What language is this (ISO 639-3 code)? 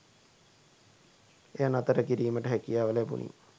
sin